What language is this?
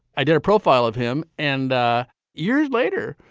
English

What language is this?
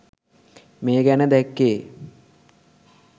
Sinhala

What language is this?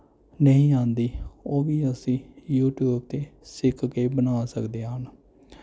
Punjabi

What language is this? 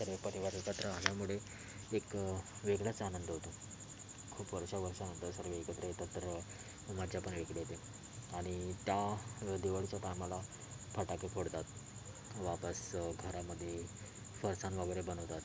Marathi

